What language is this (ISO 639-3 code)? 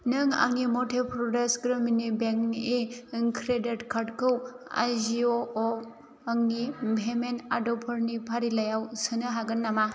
brx